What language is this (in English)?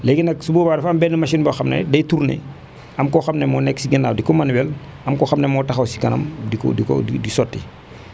Wolof